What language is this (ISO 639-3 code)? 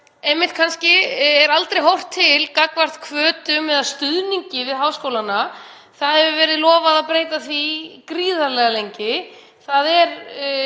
isl